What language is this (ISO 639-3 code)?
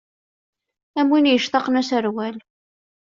kab